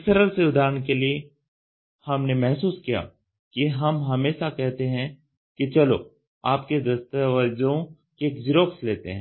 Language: Hindi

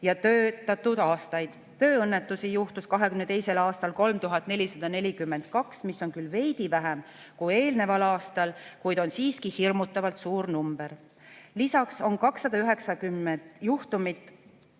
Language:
Estonian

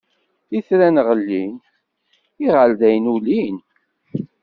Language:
Kabyle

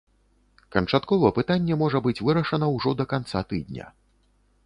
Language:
Belarusian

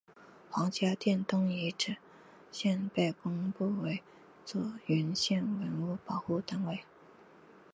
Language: Chinese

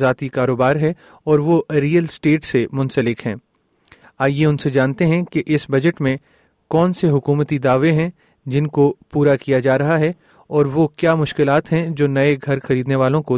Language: Urdu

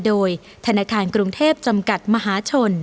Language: Thai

